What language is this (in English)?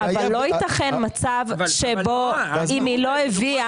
Hebrew